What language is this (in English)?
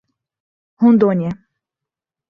Portuguese